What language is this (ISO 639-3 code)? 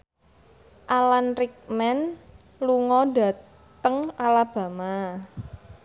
jav